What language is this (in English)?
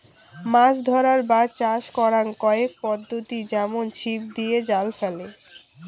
Bangla